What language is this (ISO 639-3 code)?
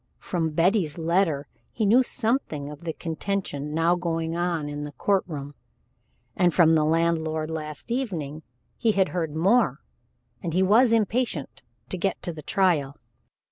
eng